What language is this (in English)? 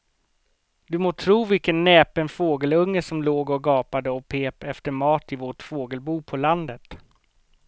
Swedish